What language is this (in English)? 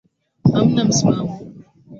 Swahili